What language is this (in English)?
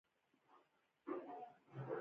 Pashto